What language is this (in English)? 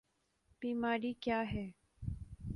Urdu